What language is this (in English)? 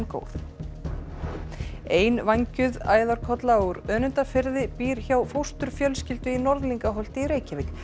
Icelandic